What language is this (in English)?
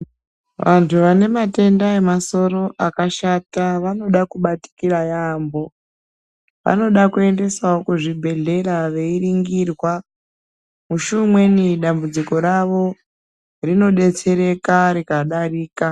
Ndau